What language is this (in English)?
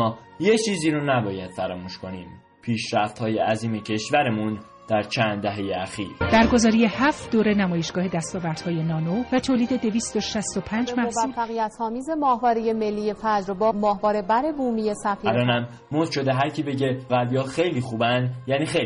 Persian